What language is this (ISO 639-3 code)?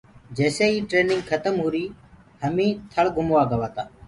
ggg